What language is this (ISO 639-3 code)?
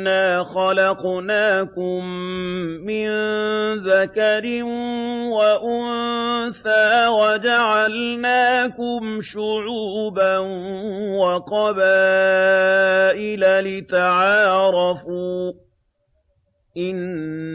ara